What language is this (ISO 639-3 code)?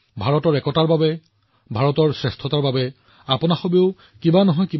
asm